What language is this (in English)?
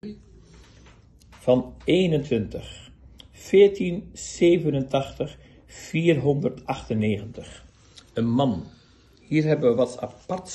Dutch